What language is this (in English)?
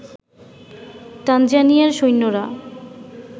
Bangla